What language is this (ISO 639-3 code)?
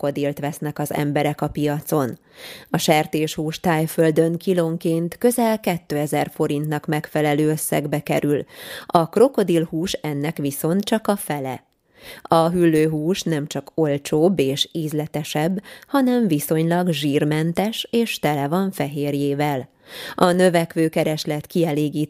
hun